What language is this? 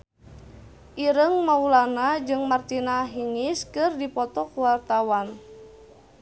Sundanese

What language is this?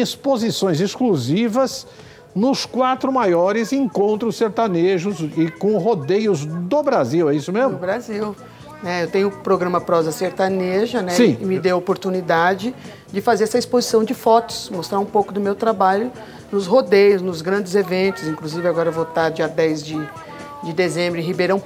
Portuguese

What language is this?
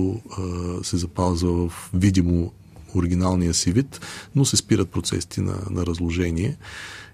Bulgarian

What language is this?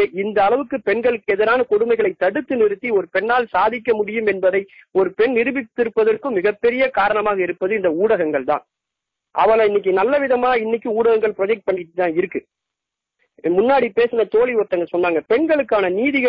Tamil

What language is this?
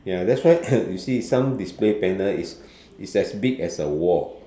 English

